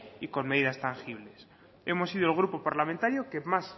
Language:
Spanish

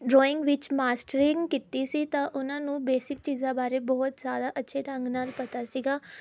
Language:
Punjabi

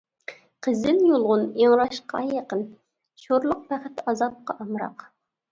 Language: Uyghur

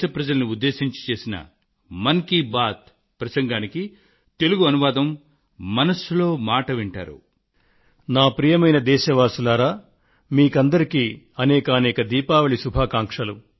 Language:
Telugu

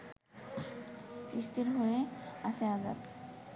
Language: Bangla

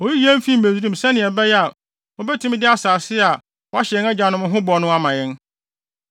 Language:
Akan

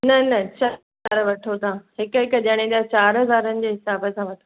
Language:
Sindhi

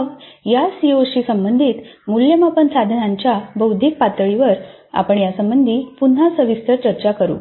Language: Marathi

